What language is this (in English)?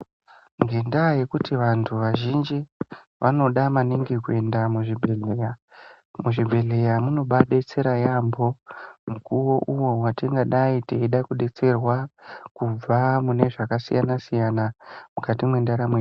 Ndau